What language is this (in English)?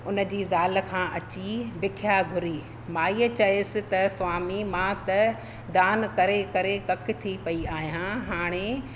Sindhi